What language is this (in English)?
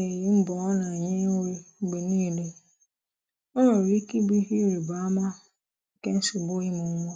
Igbo